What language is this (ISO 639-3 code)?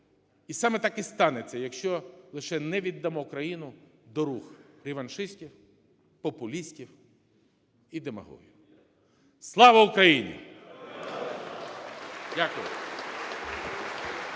ukr